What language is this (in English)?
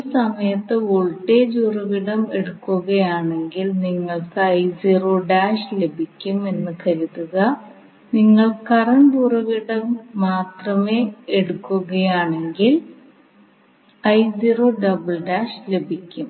Malayalam